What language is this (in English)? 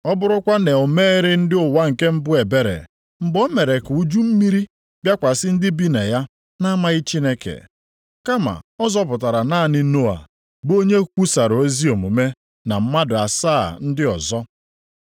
Igbo